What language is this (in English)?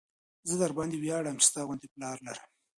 Pashto